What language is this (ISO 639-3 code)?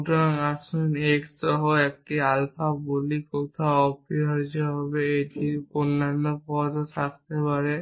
ben